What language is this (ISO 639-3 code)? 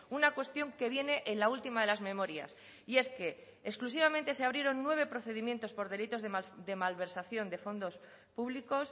spa